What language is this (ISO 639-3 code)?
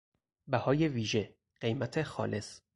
fas